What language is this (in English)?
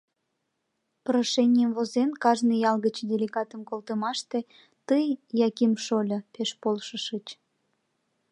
Mari